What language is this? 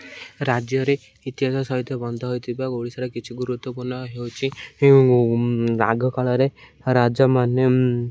Odia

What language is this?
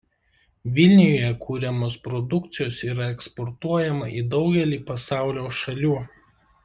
Lithuanian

